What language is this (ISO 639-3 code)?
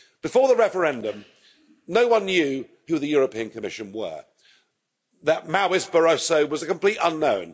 eng